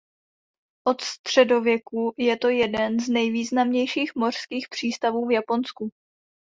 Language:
Czech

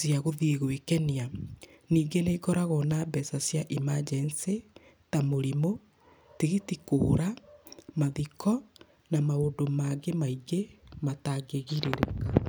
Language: Kikuyu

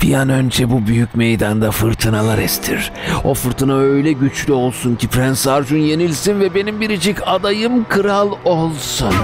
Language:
Turkish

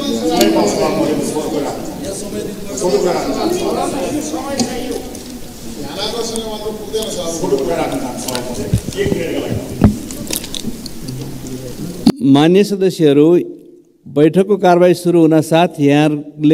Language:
Romanian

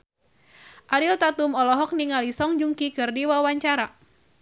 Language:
Sundanese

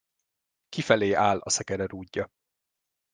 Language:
Hungarian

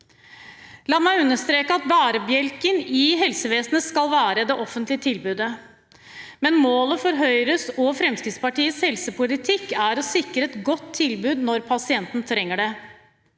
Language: Norwegian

